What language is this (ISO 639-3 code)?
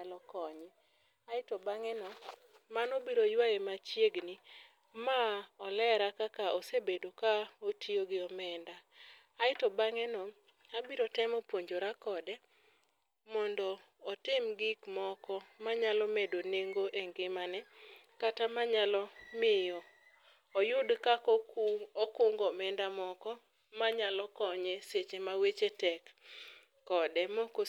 luo